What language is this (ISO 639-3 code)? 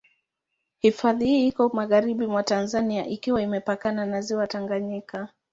swa